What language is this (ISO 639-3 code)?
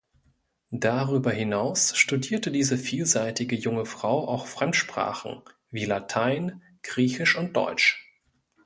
deu